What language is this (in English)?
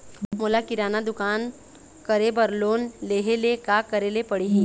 Chhattisgarhi